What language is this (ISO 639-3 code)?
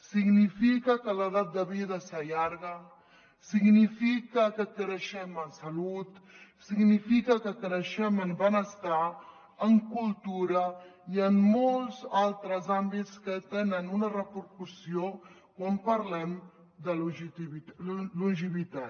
cat